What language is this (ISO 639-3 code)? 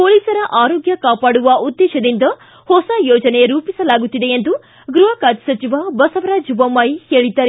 kan